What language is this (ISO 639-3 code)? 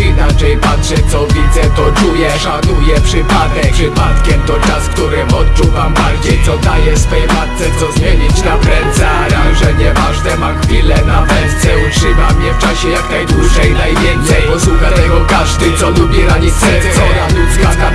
pol